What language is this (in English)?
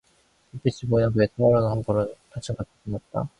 Korean